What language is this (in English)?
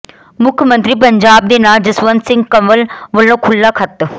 Punjabi